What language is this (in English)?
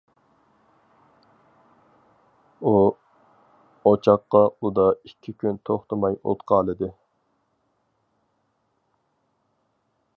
Uyghur